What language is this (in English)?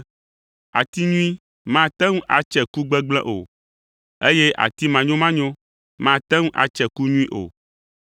Ewe